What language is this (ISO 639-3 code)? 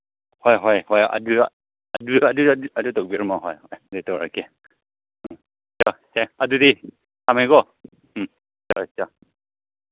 mni